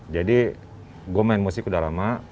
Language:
Indonesian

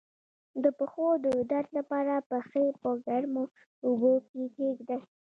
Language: Pashto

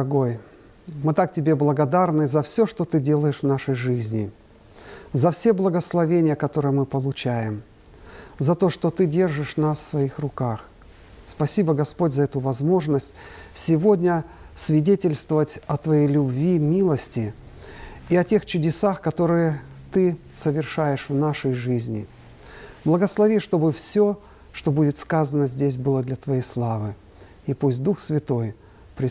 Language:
Russian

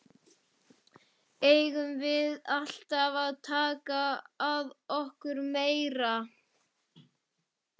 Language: Icelandic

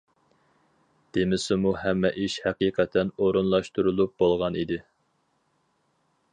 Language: Uyghur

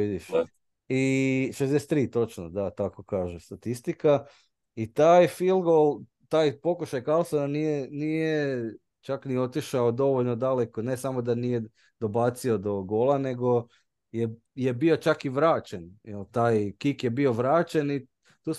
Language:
Croatian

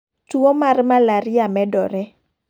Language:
Luo (Kenya and Tanzania)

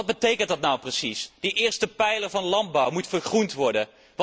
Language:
Dutch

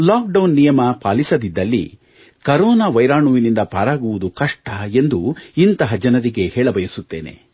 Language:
Kannada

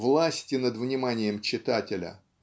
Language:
Russian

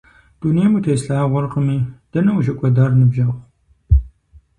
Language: Kabardian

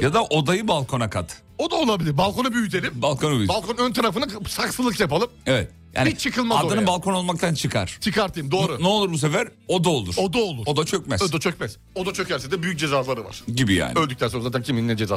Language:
Turkish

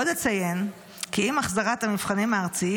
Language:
Hebrew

